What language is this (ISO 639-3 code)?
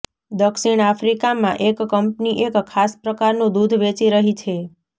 guj